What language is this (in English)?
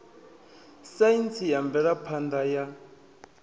Venda